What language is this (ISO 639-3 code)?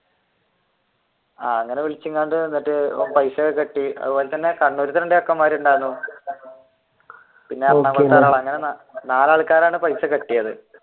mal